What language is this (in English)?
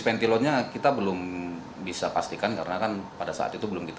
Indonesian